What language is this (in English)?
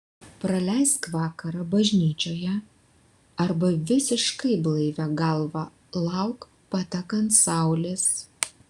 Lithuanian